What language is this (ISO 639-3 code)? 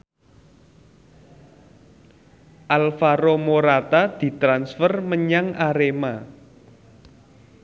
jav